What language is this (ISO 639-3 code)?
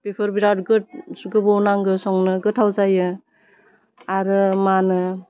brx